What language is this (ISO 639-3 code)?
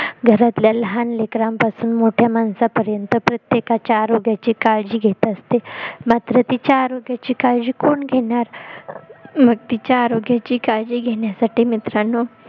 mar